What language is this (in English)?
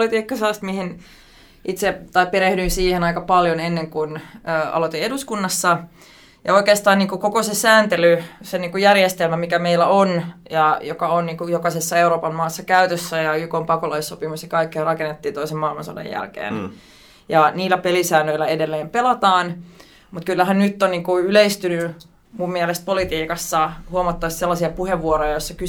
Finnish